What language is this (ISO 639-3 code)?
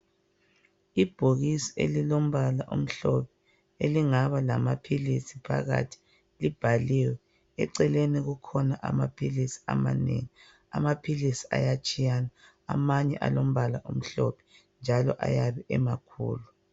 nde